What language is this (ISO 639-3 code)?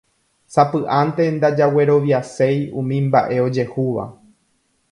grn